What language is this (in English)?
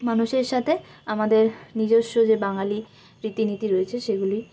Bangla